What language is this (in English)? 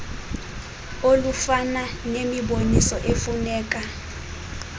Xhosa